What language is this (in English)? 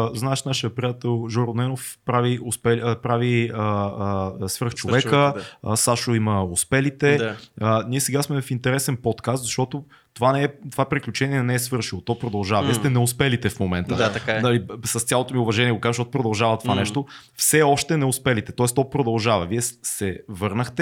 Bulgarian